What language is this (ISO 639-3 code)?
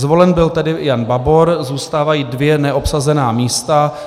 ces